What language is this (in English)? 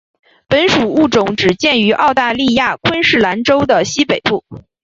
Chinese